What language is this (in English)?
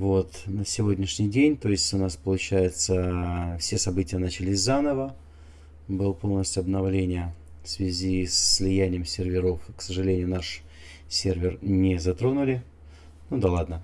Russian